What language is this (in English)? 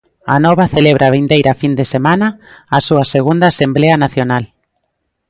Galician